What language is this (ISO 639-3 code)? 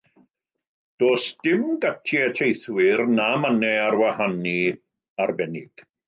cym